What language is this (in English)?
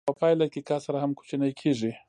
Pashto